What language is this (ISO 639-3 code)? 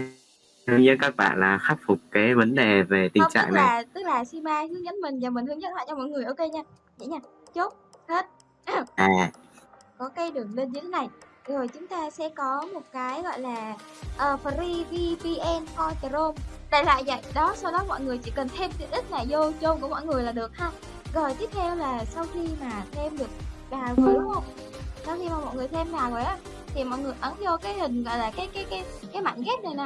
vie